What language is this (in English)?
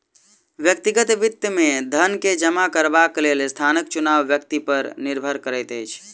Maithili